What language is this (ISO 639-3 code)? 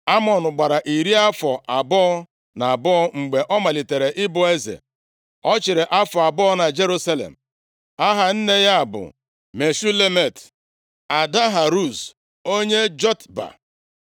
ibo